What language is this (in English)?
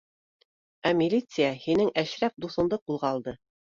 Bashkir